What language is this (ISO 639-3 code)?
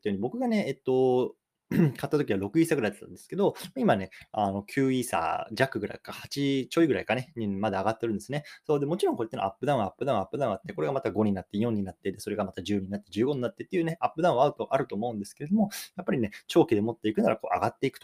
jpn